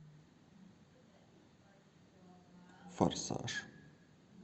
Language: Russian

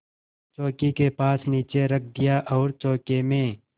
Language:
Hindi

